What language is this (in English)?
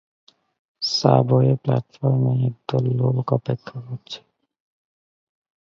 Bangla